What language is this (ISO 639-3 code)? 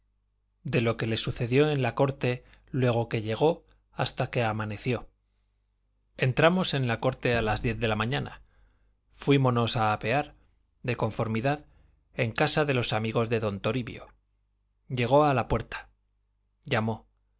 spa